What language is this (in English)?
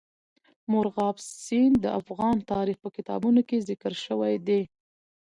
Pashto